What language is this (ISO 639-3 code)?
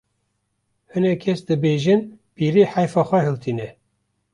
kur